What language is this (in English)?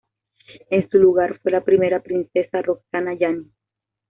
Spanish